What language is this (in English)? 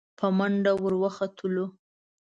Pashto